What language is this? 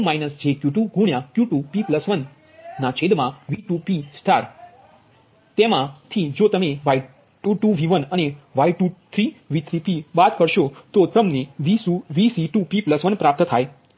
Gujarati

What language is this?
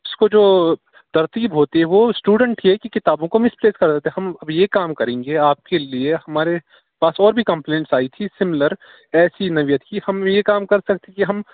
Urdu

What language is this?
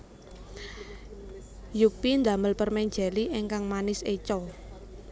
Javanese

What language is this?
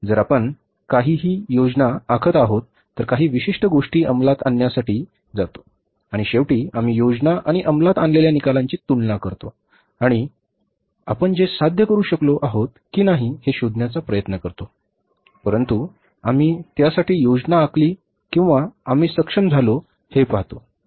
Marathi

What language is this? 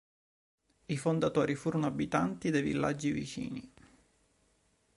Italian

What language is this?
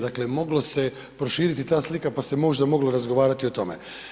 Croatian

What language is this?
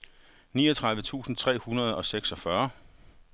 Danish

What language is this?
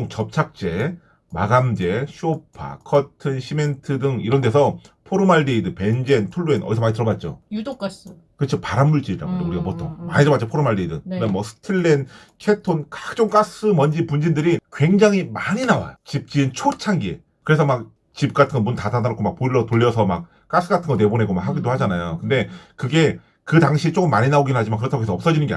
Korean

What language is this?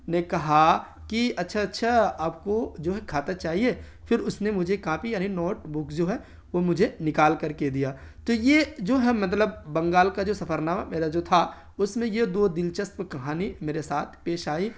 Urdu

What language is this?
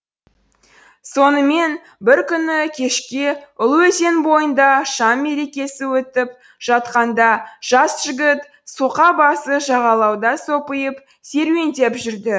Kazakh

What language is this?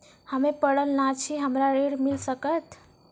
Maithili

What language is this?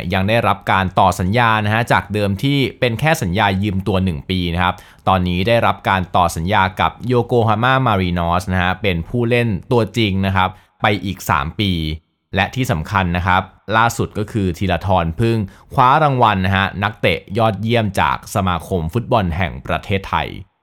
Thai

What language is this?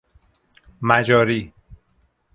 Persian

